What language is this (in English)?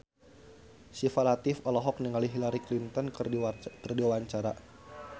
Sundanese